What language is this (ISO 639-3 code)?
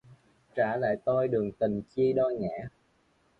vie